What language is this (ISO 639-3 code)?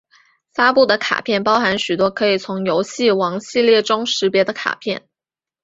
zho